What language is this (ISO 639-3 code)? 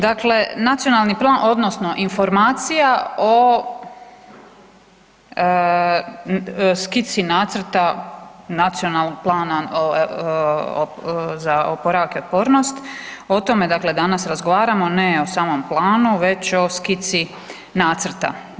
hrv